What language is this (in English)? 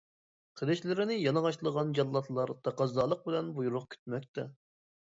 Uyghur